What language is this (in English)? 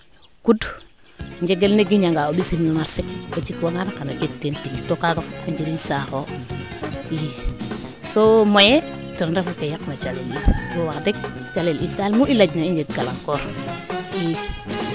Serer